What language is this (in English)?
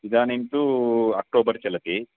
Sanskrit